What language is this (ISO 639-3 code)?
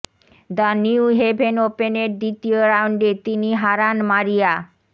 ben